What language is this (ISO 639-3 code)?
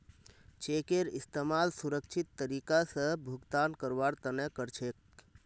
mag